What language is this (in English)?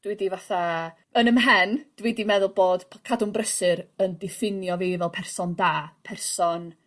Welsh